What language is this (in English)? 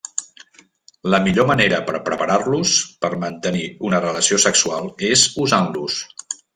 Catalan